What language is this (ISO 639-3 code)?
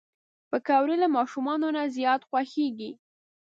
pus